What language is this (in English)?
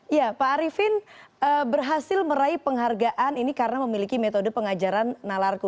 Indonesian